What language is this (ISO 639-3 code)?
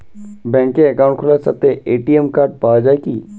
ben